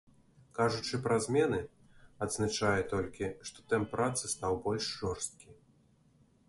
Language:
Belarusian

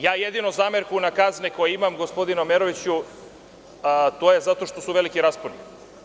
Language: Serbian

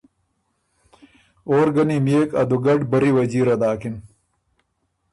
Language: Ormuri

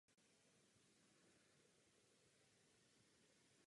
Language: Czech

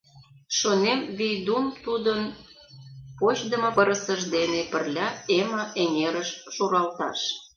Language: Mari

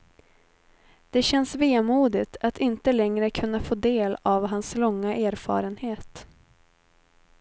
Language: Swedish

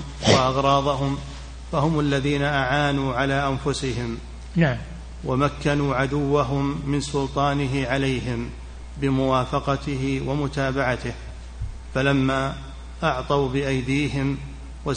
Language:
Arabic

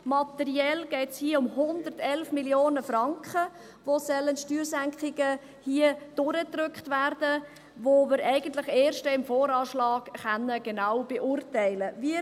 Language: Swiss German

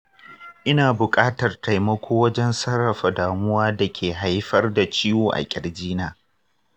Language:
Hausa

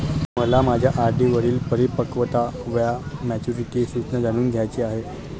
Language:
Marathi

